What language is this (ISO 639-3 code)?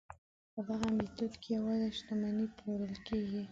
pus